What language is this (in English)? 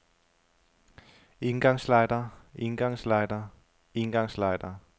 Danish